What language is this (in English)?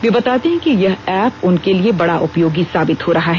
Hindi